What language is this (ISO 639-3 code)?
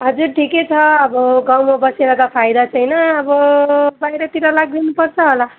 nep